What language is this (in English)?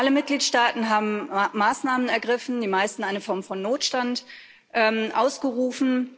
German